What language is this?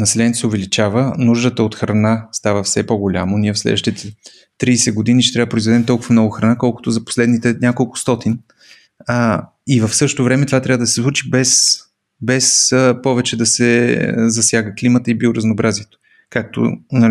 Bulgarian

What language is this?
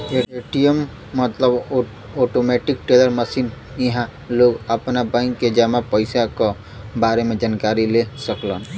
Bhojpuri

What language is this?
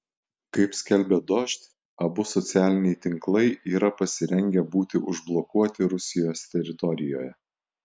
Lithuanian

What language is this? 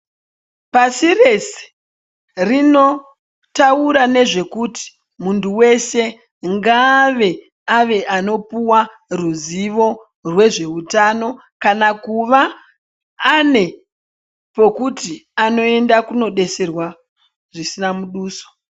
Ndau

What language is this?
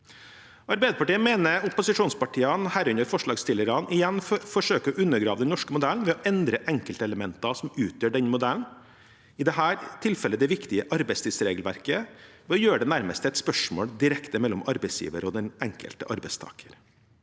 Norwegian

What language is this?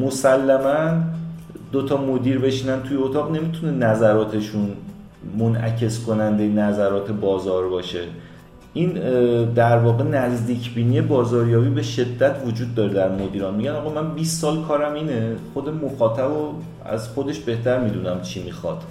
Persian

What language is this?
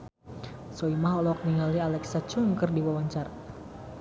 Sundanese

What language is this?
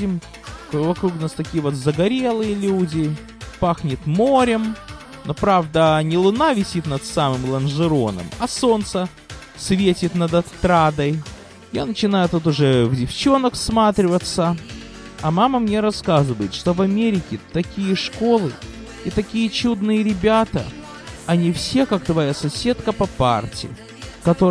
Russian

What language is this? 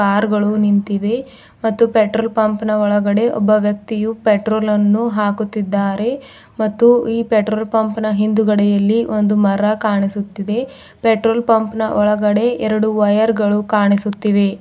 Kannada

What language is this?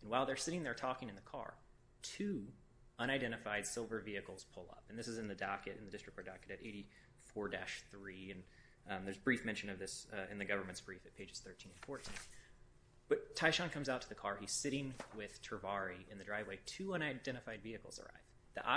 English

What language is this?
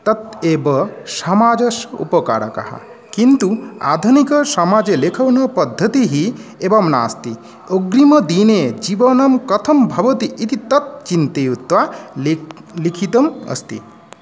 Sanskrit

